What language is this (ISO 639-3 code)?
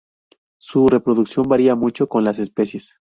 spa